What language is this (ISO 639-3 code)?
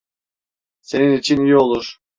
tur